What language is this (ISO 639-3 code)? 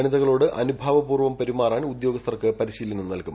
mal